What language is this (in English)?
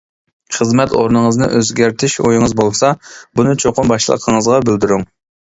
Uyghur